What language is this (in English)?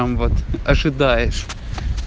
Russian